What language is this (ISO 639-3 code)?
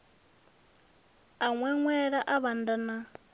ven